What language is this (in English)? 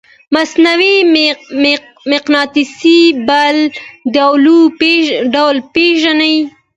Pashto